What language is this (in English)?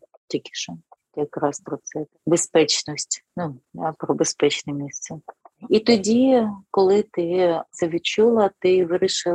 Ukrainian